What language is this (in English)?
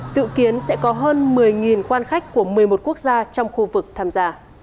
Vietnamese